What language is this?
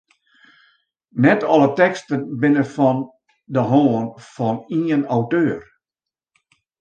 Western Frisian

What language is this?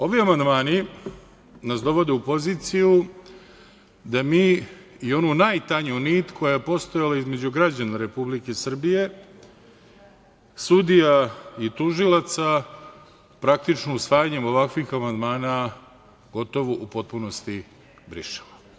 Serbian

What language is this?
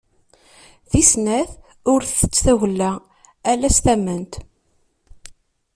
Kabyle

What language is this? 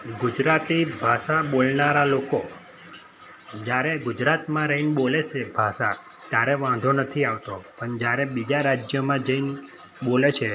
Gujarati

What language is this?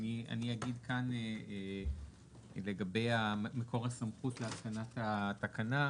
Hebrew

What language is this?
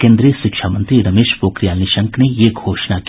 Hindi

